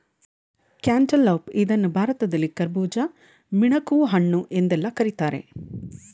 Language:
Kannada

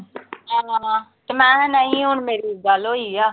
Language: Punjabi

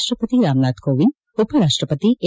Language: Kannada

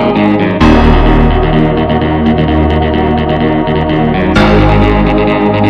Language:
Portuguese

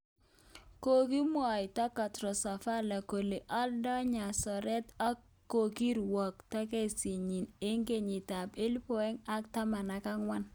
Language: Kalenjin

